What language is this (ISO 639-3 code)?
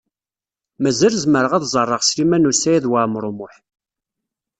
kab